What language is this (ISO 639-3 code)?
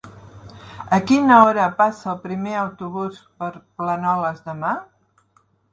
cat